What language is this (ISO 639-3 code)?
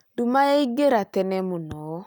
kik